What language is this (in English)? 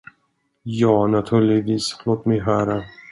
Swedish